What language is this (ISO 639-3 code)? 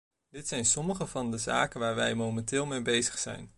nld